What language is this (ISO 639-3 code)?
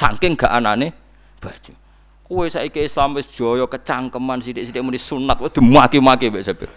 ind